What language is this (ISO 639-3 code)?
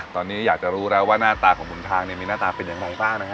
tha